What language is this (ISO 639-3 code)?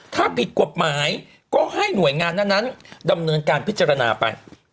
tha